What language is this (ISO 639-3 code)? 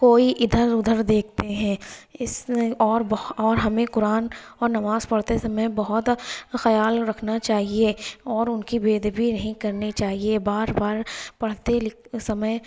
urd